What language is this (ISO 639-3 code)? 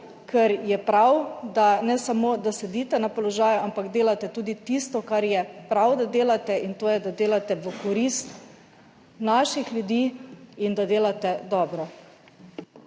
slv